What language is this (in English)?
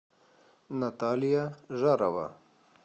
Russian